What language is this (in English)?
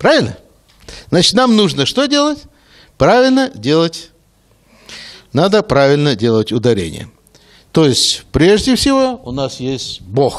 Russian